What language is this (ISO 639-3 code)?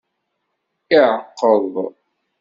kab